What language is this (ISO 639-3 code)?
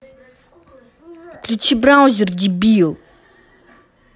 rus